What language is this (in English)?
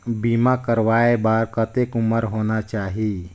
Chhattisgarhi